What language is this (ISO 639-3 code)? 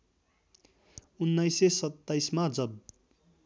nep